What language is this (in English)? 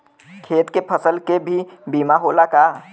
Bhojpuri